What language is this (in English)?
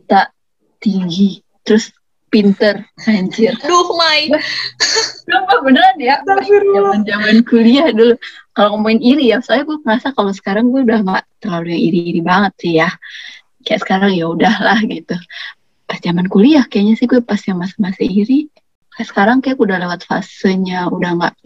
Indonesian